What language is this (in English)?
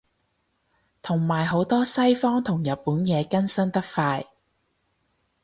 Cantonese